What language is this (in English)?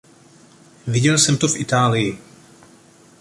Czech